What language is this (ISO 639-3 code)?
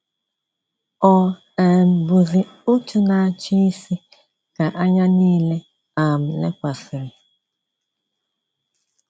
ibo